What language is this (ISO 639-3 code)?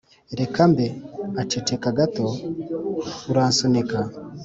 kin